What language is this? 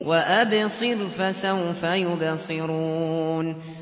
Arabic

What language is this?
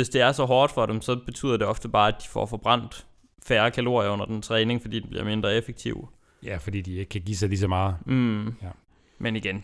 Danish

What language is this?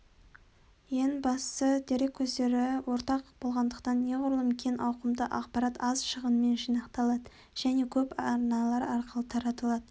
Kazakh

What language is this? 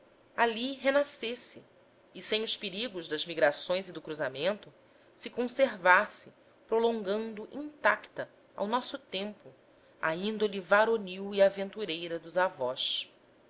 Portuguese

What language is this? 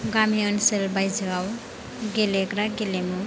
Bodo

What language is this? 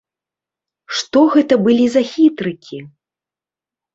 Belarusian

